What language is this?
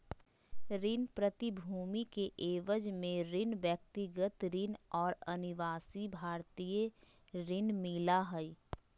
Magahi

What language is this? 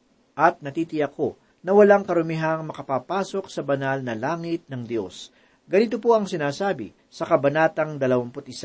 Filipino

